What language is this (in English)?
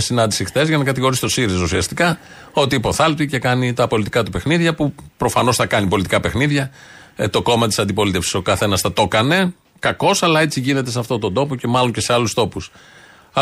Greek